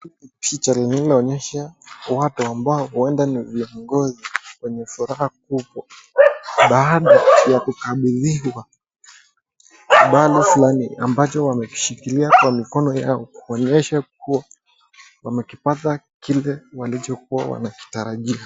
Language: Swahili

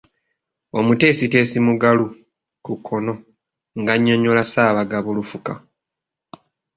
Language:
Ganda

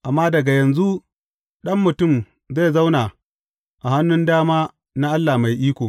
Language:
Hausa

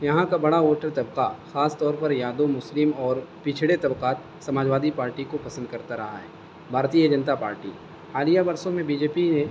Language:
Urdu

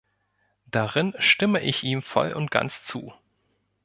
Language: German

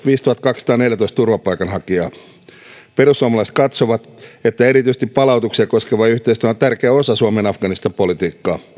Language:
Finnish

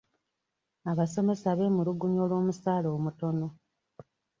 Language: Ganda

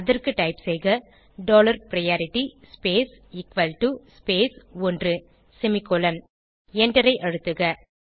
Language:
Tamil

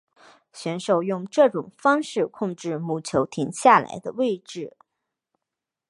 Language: Chinese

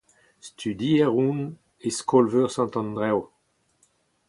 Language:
Breton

